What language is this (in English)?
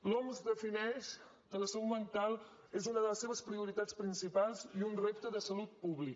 Catalan